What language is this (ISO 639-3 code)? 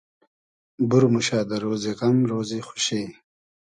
haz